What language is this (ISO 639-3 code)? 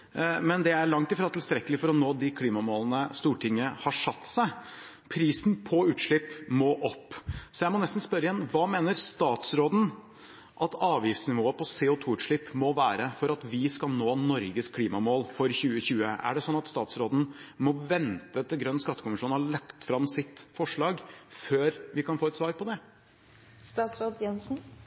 nno